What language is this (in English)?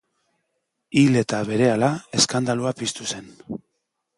Basque